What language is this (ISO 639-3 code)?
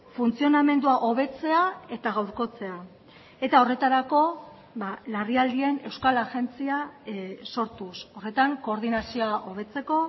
eus